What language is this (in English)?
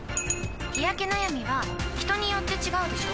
Japanese